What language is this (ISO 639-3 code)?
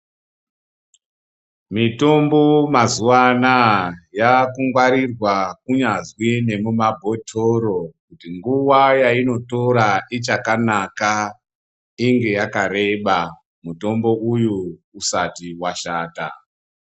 ndc